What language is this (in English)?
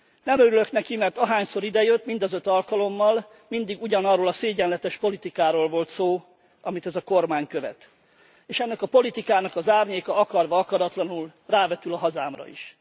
Hungarian